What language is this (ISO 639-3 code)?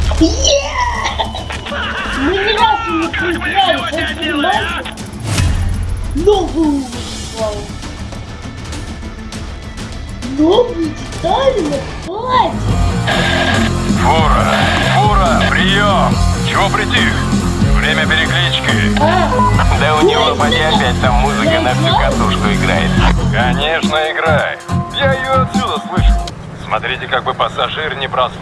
rus